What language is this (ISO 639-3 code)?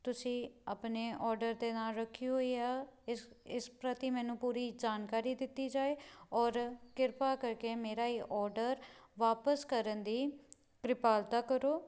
pan